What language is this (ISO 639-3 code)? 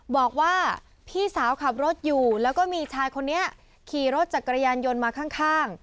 tha